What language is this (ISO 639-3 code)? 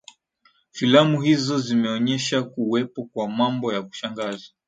swa